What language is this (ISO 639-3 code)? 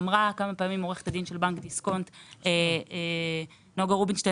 heb